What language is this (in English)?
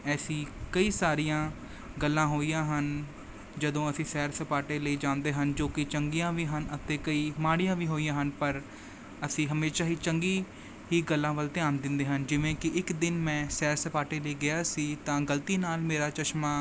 Punjabi